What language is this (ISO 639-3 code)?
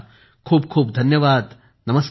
mar